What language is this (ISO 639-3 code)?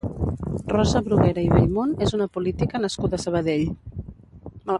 cat